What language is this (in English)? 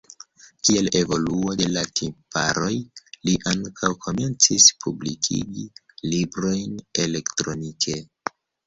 Esperanto